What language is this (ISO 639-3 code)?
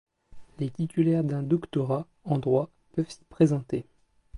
fra